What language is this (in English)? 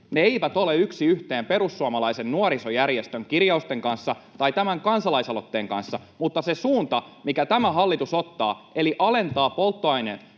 Finnish